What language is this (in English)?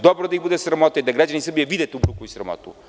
Serbian